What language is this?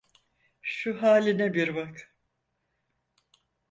Turkish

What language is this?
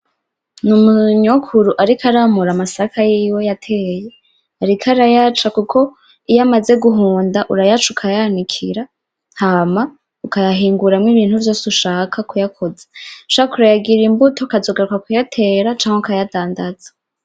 Rundi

